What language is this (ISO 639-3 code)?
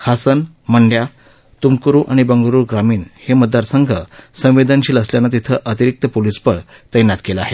mar